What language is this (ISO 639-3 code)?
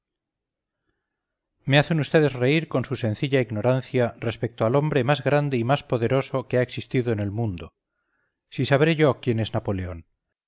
spa